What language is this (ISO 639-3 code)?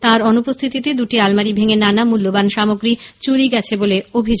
ben